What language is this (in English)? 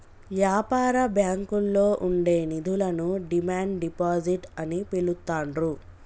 Telugu